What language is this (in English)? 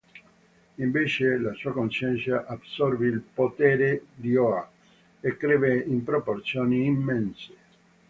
Italian